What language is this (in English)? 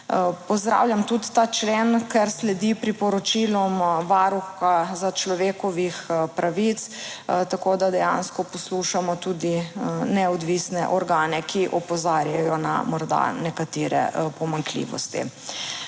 Slovenian